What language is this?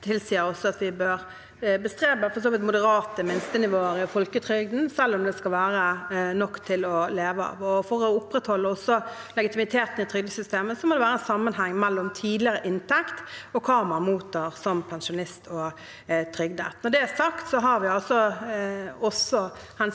Norwegian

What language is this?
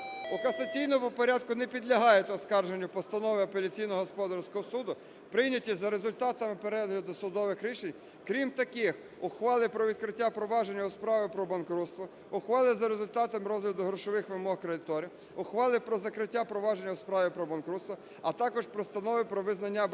Ukrainian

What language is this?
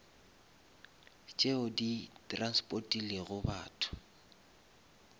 Northern Sotho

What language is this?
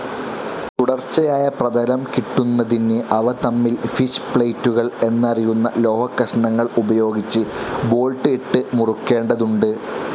Malayalam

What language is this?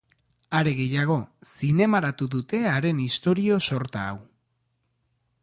Basque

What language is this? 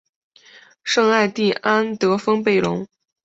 Chinese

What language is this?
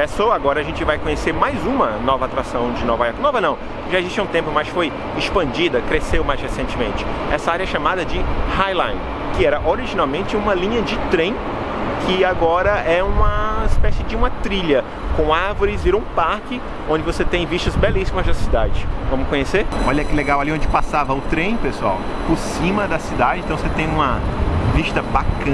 Portuguese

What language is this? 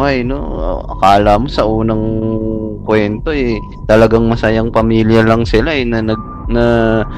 Filipino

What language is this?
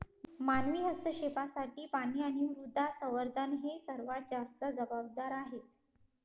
Marathi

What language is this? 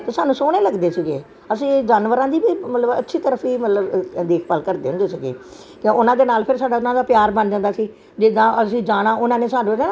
Punjabi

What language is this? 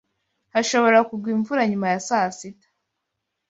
Kinyarwanda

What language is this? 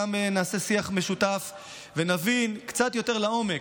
Hebrew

